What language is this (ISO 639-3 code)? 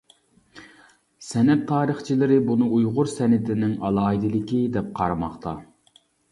uig